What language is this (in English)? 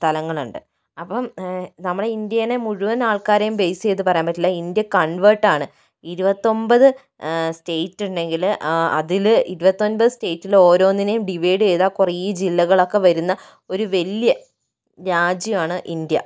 Malayalam